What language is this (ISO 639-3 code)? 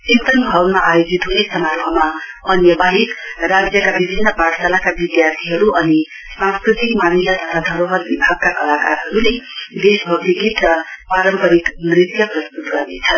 nep